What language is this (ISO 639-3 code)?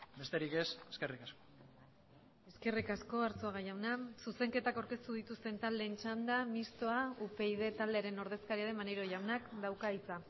eus